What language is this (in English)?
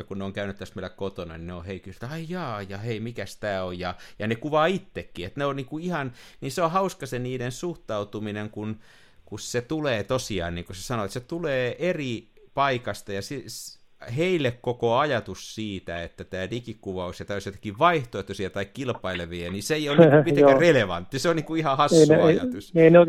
Finnish